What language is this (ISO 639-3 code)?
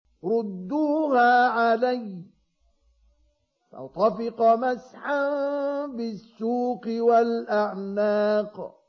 ara